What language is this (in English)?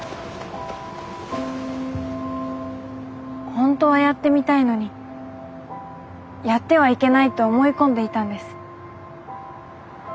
Japanese